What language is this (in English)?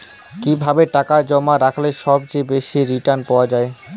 Bangla